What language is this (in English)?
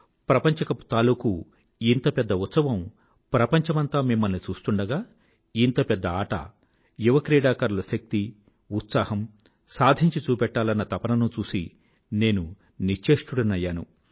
Telugu